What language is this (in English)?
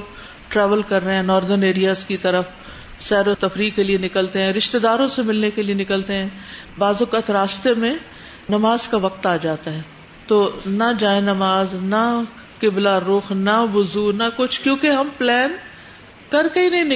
Urdu